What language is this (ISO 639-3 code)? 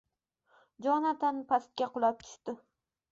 uzb